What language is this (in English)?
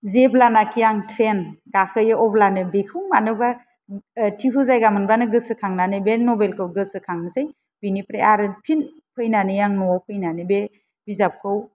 Bodo